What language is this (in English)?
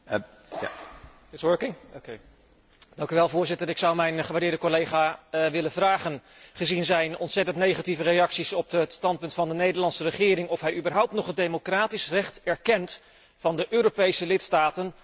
Dutch